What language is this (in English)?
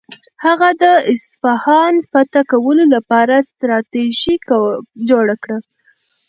Pashto